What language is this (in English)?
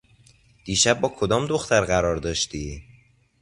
Persian